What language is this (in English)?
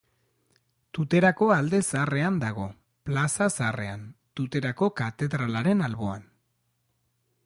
Basque